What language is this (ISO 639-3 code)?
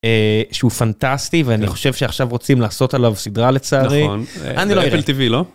heb